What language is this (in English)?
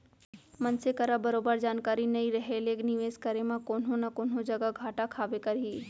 Chhattisgarhi